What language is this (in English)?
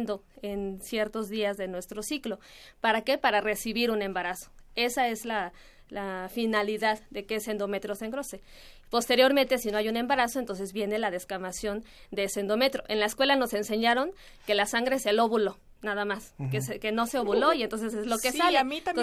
Spanish